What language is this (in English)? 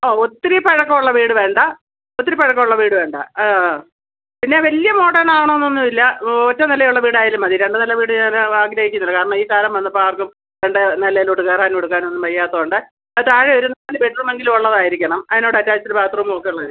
Malayalam